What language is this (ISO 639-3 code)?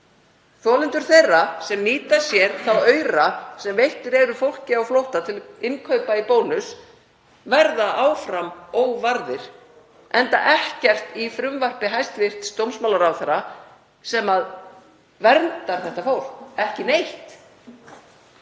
isl